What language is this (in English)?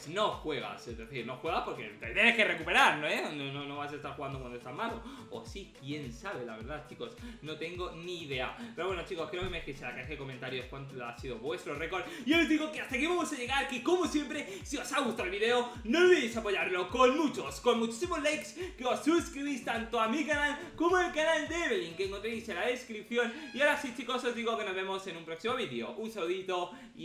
Spanish